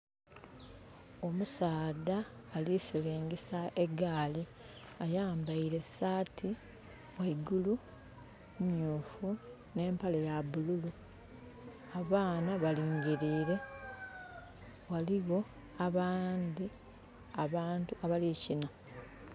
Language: Soga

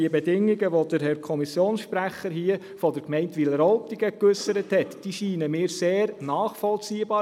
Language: Swiss German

